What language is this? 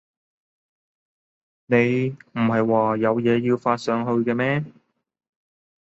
Cantonese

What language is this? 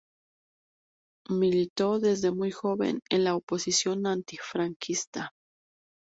Spanish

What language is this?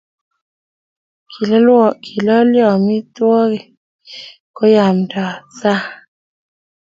Kalenjin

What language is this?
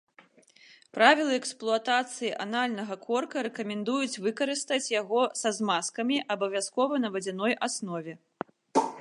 Belarusian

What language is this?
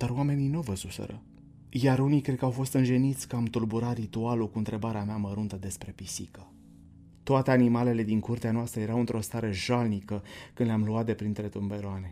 Romanian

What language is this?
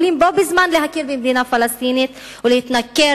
Hebrew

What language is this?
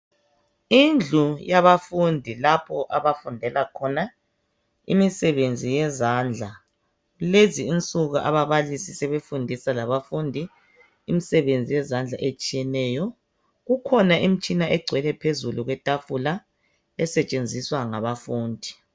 North Ndebele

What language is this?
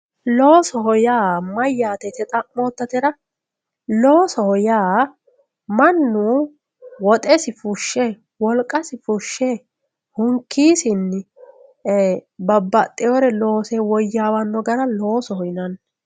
Sidamo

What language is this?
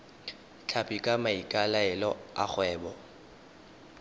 Tswana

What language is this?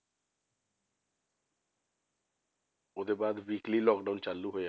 Punjabi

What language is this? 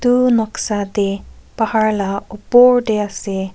Naga Pidgin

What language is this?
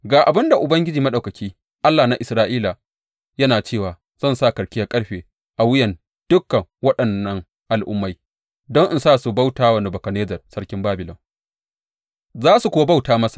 Hausa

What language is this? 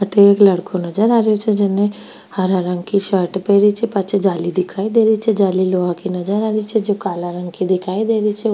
Rajasthani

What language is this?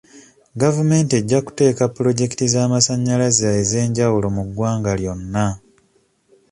Ganda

